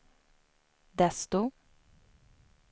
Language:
Swedish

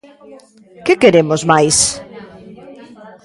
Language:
Galician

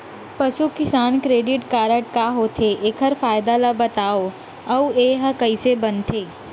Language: Chhattisgarhi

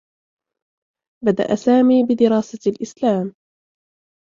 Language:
Arabic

